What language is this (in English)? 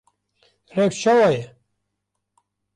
Kurdish